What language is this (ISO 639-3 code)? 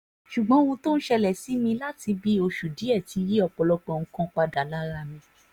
yor